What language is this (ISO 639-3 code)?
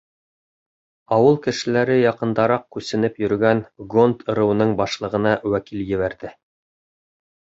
bak